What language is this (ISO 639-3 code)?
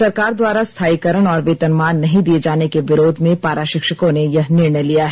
hin